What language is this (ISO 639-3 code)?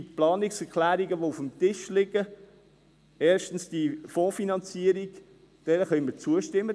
gsw